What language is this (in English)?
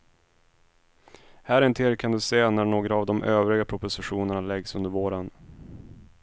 Swedish